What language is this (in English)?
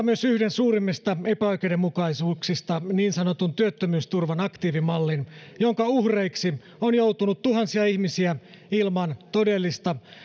Finnish